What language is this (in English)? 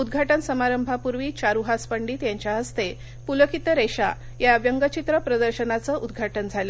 Marathi